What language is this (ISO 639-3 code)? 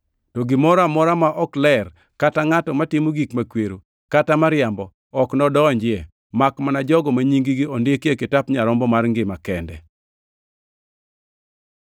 luo